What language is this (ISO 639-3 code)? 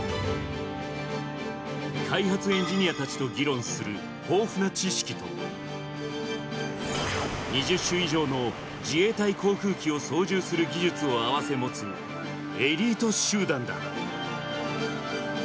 jpn